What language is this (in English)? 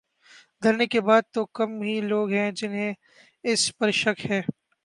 Urdu